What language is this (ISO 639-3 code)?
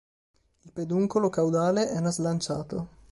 ita